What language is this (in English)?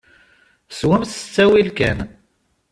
Kabyle